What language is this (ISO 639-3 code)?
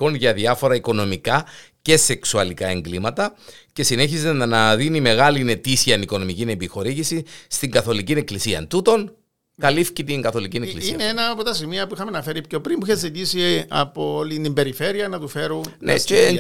ell